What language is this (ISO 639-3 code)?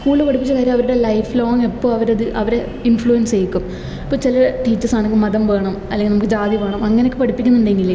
mal